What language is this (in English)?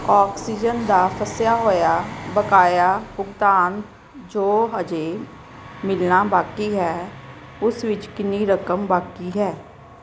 Punjabi